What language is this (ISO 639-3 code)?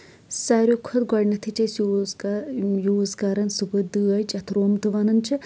kas